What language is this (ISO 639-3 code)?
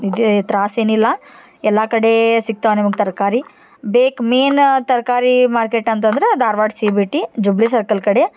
kan